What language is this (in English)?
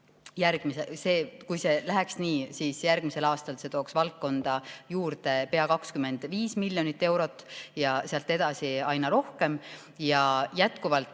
Estonian